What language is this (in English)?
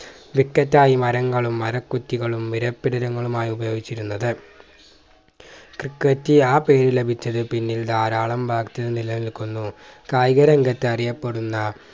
Malayalam